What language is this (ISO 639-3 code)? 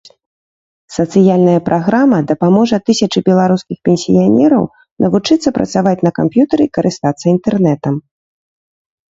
bel